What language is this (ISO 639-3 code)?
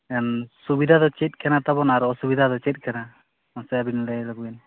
sat